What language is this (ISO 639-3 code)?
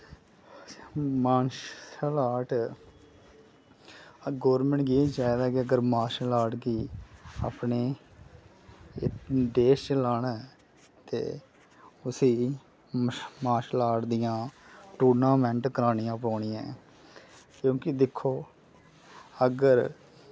doi